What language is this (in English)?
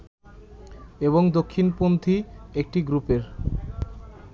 Bangla